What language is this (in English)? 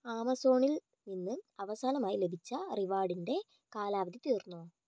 Malayalam